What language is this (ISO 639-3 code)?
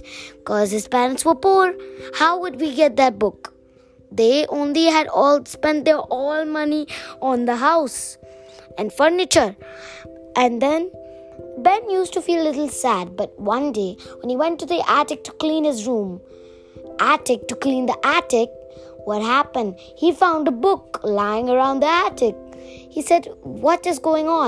eng